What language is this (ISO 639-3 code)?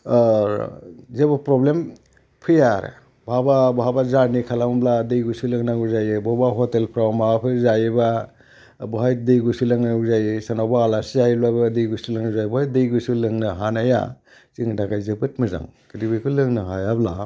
brx